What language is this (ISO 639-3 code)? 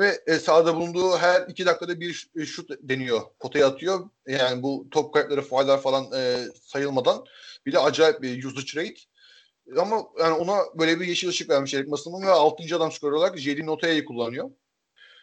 tur